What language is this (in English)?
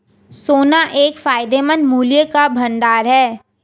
Hindi